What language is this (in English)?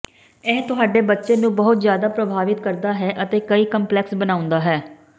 Punjabi